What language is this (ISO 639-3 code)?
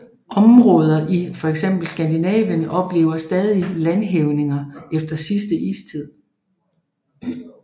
dan